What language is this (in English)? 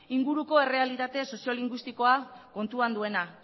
Basque